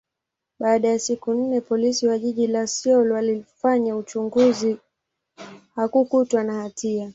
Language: Swahili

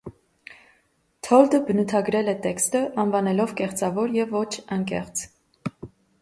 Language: Armenian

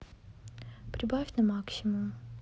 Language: Russian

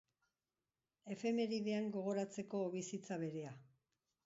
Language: Basque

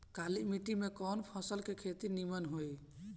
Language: Bhojpuri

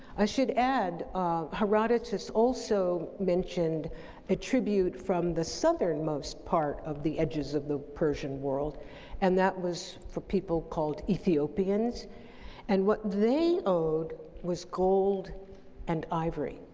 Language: English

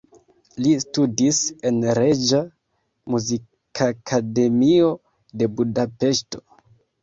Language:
Esperanto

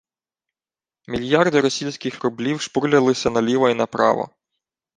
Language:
Ukrainian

